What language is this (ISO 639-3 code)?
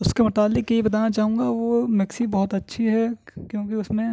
urd